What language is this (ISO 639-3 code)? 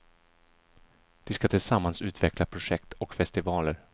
swe